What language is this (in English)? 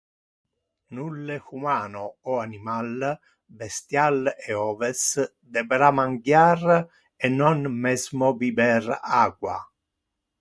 Interlingua